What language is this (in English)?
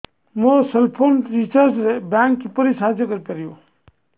Odia